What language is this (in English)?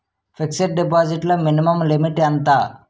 Telugu